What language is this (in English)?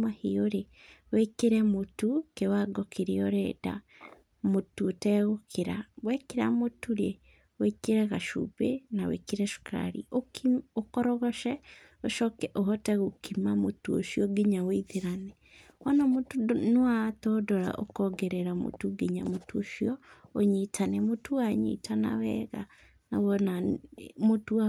Kikuyu